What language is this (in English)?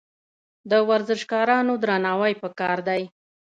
Pashto